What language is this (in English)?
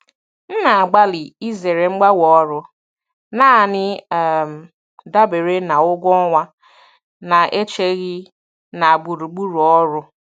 Igbo